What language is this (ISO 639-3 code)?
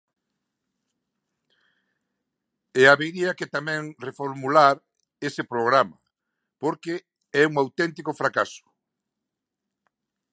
glg